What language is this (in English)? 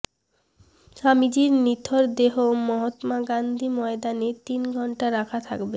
Bangla